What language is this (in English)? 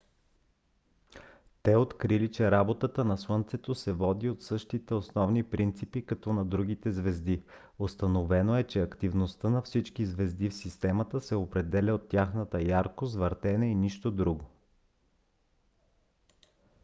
Bulgarian